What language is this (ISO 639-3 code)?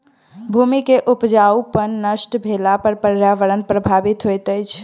mai